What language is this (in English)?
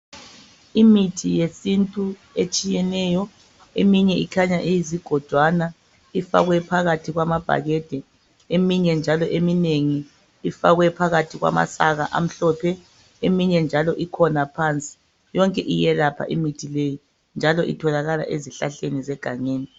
North Ndebele